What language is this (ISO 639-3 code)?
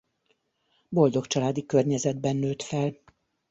hun